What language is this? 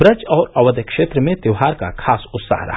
Hindi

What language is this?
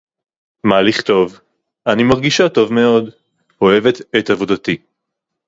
Hebrew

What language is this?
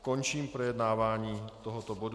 Czech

